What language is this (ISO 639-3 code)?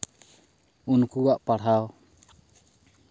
sat